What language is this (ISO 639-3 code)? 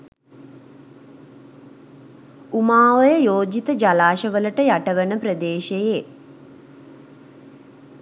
sin